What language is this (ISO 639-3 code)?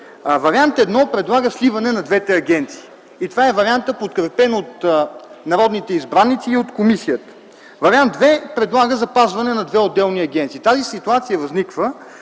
bul